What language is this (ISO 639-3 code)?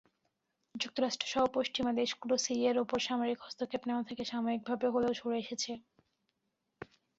ben